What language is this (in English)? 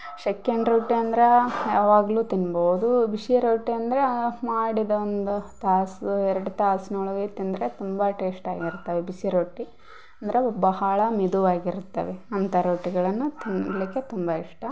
Kannada